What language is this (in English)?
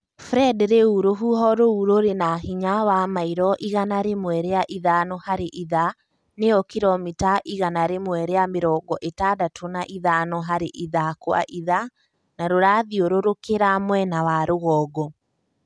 Kikuyu